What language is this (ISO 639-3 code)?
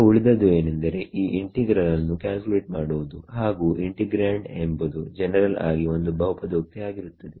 kan